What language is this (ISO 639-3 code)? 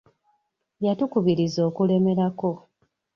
lug